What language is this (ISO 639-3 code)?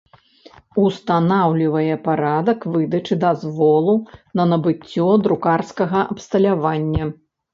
bel